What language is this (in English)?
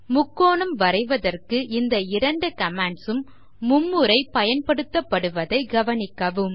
Tamil